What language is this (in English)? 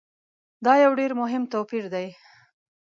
Pashto